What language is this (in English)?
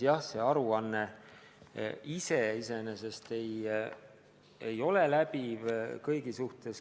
Estonian